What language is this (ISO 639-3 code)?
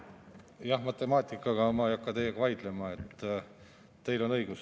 est